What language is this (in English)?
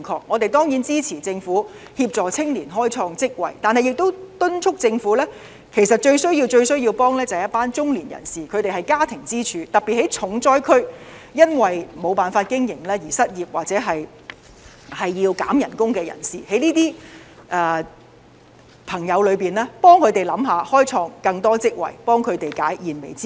Cantonese